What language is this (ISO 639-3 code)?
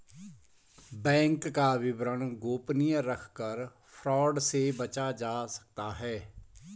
hin